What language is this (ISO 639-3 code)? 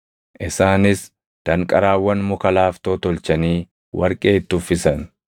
orm